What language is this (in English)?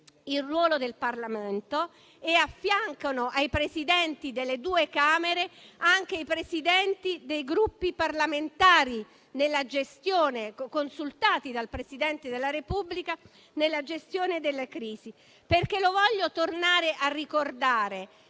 Italian